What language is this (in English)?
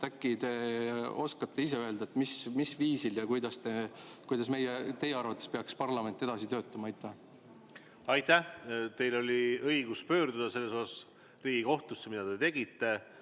Estonian